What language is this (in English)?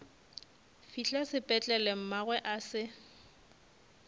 Northern Sotho